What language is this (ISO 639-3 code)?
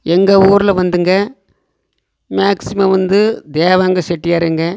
tam